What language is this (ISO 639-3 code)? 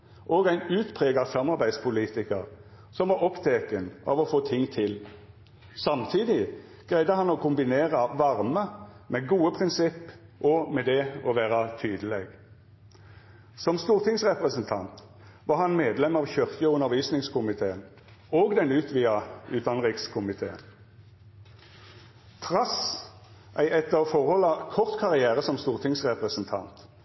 nno